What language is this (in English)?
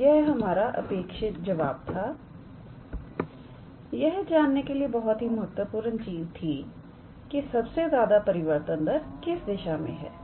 Hindi